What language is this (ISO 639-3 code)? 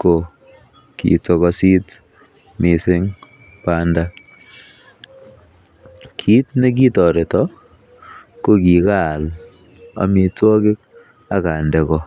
kln